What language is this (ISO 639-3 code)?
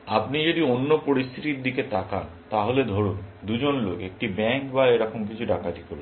ben